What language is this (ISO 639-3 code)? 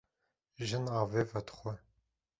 kur